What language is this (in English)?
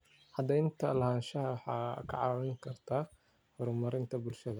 Somali